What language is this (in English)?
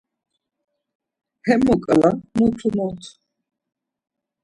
Laz